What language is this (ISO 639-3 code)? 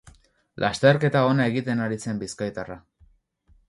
eus